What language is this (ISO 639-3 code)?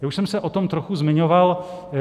ces